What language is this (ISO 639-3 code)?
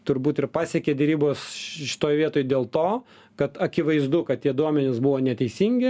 lit